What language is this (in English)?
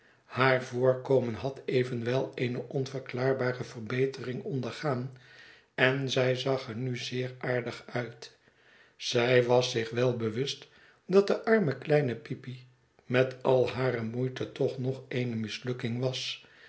Dutch